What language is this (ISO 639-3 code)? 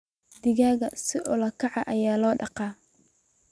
som